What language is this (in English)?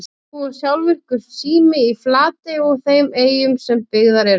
Icelandic